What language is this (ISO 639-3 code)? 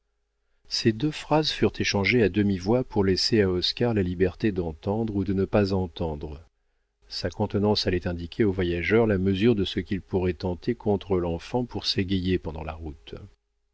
fra